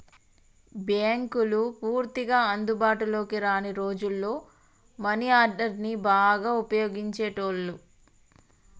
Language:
Telugu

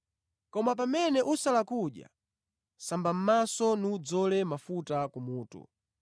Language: Nyanja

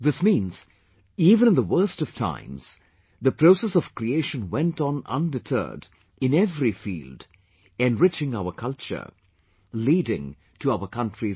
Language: English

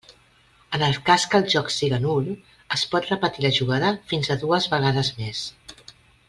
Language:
Catalan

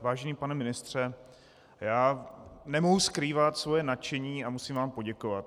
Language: Czech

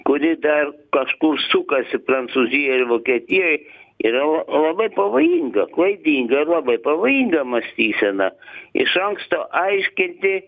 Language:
Lithuanian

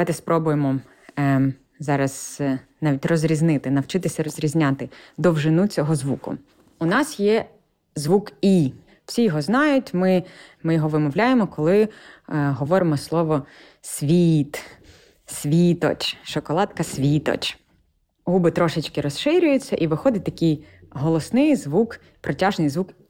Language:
Ukrainian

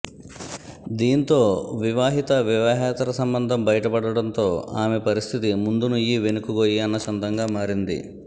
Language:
Telugu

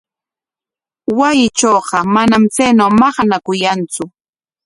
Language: Corongo Ancash Quechua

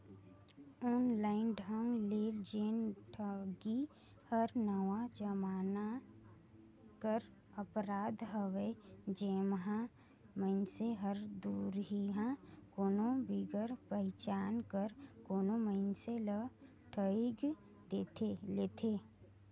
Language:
Chhattisgarhi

